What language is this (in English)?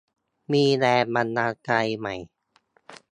Thai